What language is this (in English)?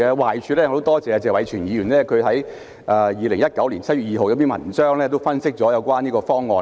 Cantonese